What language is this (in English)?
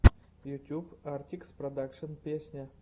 Russian